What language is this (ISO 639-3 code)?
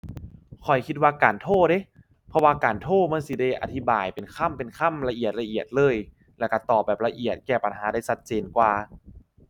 tha